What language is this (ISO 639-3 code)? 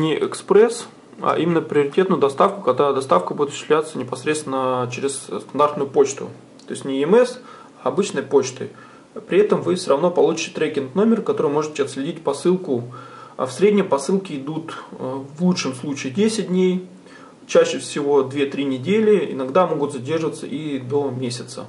rus